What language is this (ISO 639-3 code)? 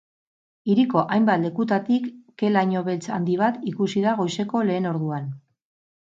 eus